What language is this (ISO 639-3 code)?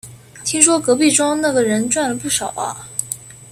zho